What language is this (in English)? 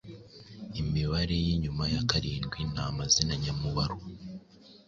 Kinyarwanda